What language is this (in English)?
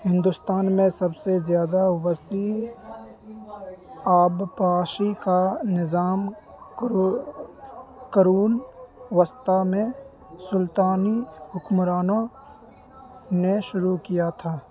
Urdu